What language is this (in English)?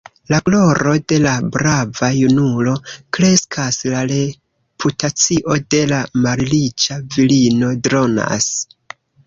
Esperanto